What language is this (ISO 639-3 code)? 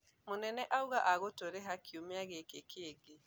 kik